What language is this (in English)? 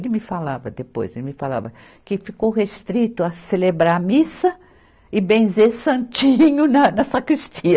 Portuguese